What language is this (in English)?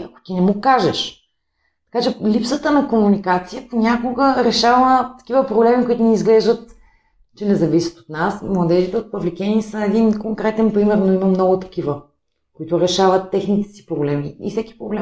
Bulgarian